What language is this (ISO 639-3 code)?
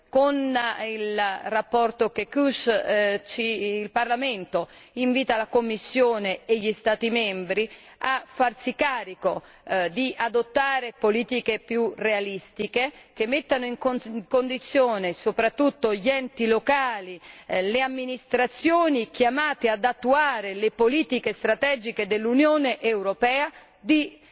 ita